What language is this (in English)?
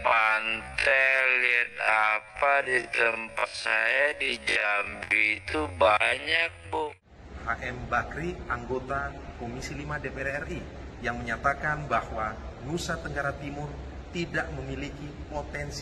Indonesian